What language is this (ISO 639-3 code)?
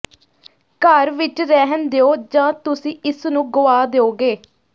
pan